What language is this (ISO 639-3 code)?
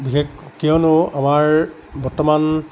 asm